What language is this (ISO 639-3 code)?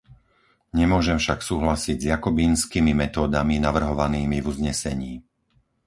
slk